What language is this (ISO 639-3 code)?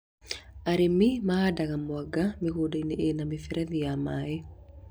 kik